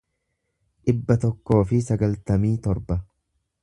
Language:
Oromo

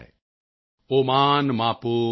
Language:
Punjabi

